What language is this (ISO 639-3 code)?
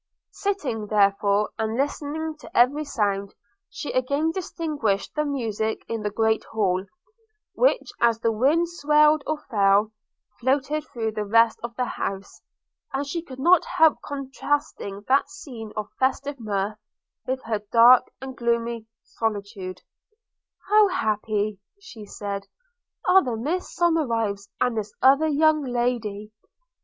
eng